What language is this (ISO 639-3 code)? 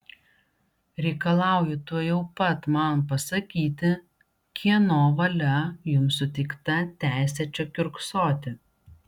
lit